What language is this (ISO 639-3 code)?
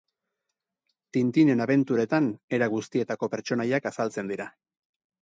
eus